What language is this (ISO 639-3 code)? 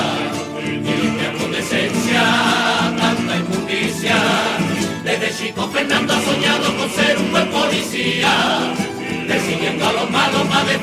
spa